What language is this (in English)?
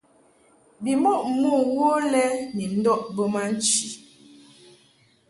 Mungaka